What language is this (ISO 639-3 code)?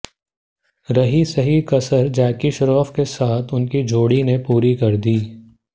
hin